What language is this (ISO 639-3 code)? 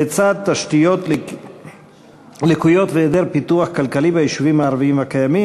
heb